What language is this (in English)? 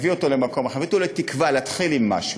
Hebrew